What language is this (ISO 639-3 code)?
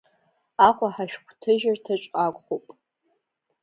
abk